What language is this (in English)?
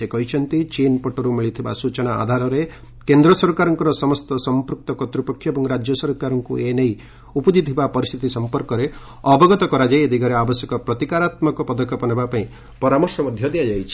Odia